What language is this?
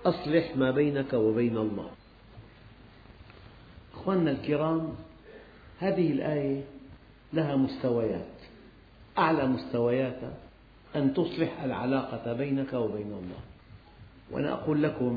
Arabic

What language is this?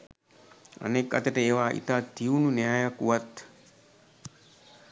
Sinhala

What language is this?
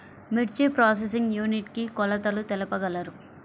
Telugu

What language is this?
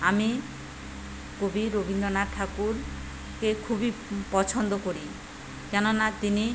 Bangla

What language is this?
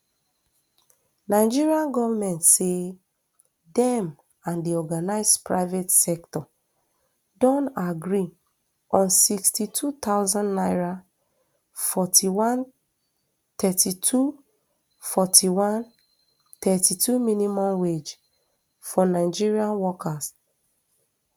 Nigerian Pidgin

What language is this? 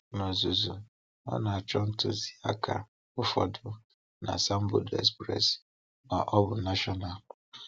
Igbo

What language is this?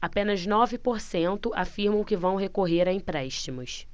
Portuguese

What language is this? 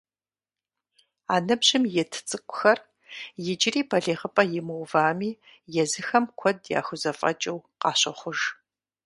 Kabardian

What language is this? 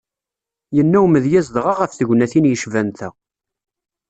Kabyle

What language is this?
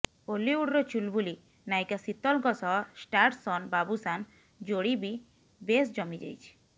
Odia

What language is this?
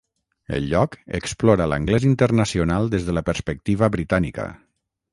Catalan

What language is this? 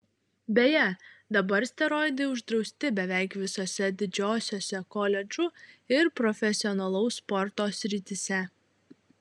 Lithuanian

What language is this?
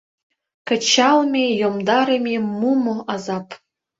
Mari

